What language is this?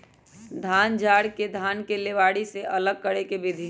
Magahi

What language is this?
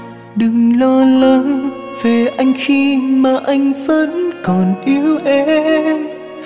Vietnamese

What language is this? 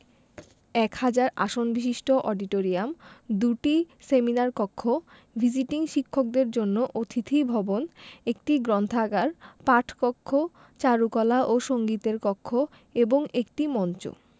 Bangla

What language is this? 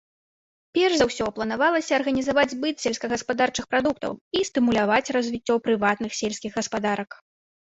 Belarusian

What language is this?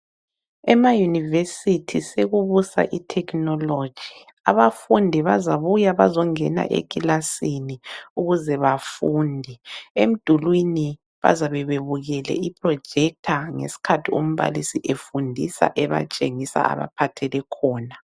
North Ndebele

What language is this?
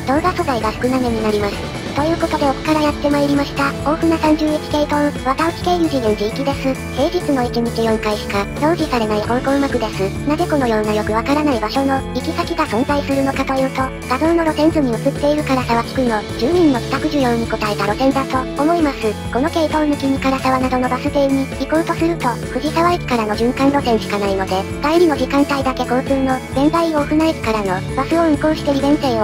Japanese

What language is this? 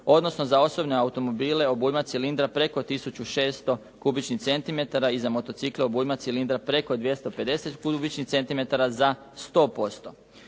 Croatian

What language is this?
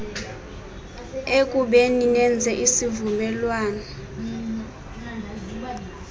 Xhosa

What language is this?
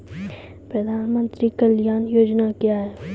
Maithili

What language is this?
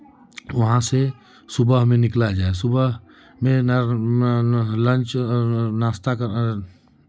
Hindi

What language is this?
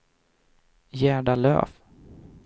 Swedish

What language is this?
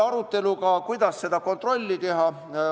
Estonian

